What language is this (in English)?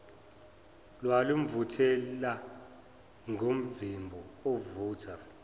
Zulu